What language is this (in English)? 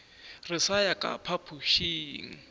Northern Sotho